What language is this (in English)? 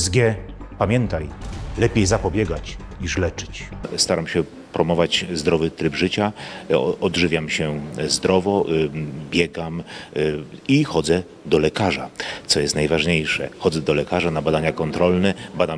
Polish